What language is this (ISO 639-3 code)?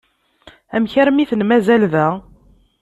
kab